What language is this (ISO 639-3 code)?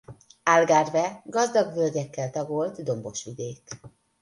hun